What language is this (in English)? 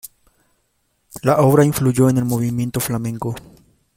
Spanish